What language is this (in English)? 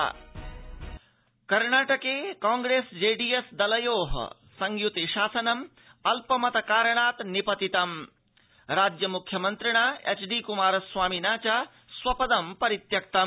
Sanskrit